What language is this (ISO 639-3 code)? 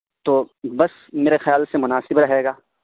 urd